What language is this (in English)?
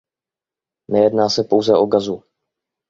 Czech